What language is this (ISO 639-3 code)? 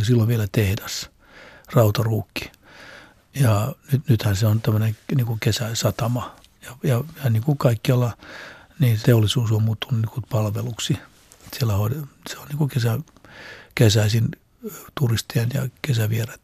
fin